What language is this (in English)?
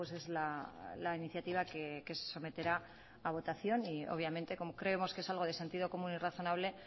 Spanish